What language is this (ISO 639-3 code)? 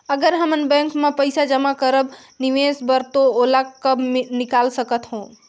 hne